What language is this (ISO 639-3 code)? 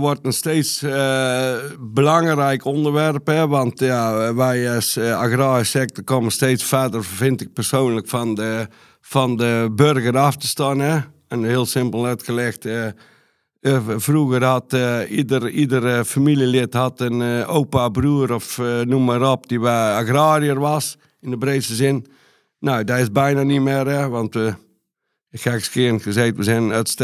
nld